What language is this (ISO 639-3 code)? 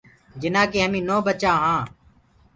ggg